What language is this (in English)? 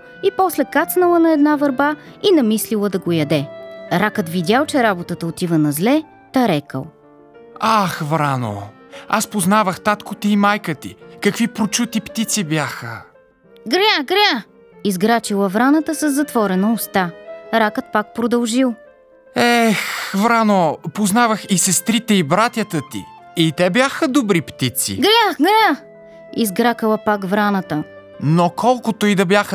Bulgarian